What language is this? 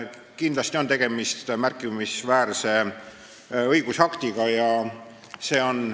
Estonian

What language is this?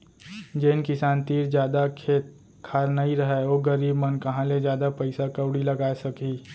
Chhattisgarhi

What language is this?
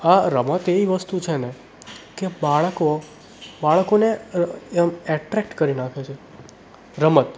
Gujarati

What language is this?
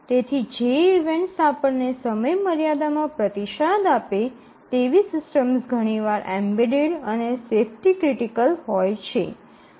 Gujarati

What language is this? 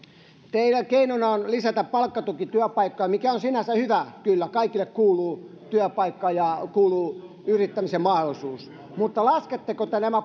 Finnish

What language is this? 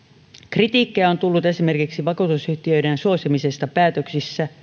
Finnish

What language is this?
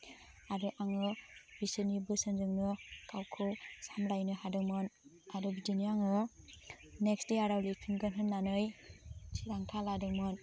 Bodo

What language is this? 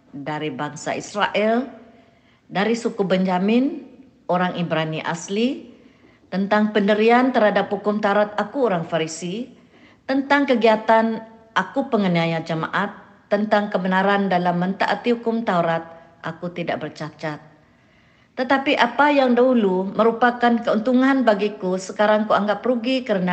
Malay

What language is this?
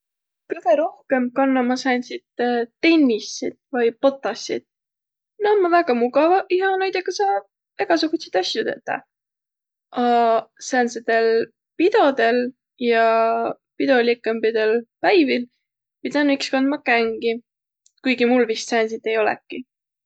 Võro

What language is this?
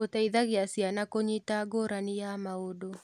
Kikuyu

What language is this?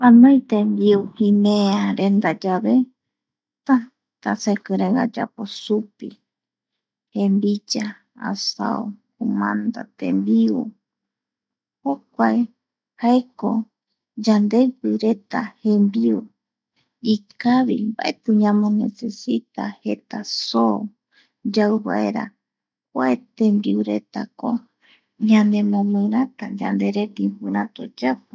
Eastern Bolivian Guaraní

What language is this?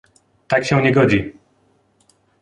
Polish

